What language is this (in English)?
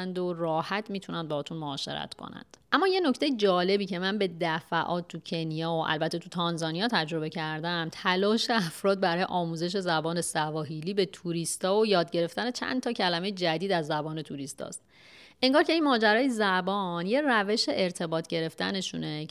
Persian